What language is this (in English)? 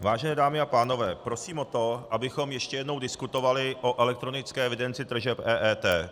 Czech